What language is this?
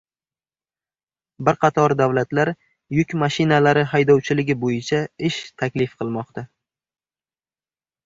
Uzbek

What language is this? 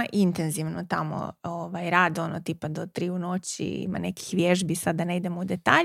Croatian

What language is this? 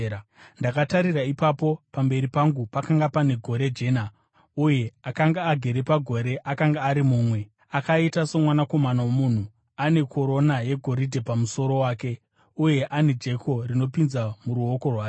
Shona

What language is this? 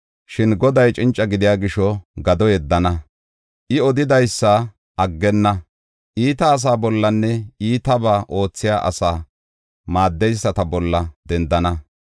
Gofa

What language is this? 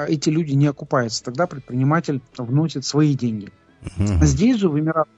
Russian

